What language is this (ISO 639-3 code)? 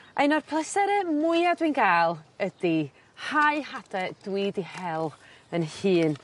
cym